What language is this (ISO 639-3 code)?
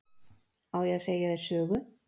isl